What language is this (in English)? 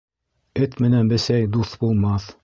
Bashkir